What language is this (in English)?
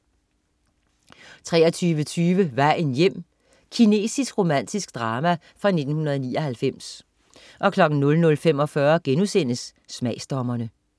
Danish